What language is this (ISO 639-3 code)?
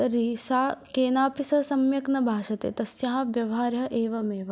san